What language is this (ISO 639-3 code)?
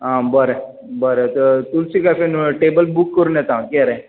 kok